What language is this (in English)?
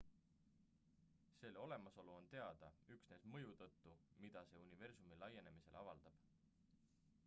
Estonian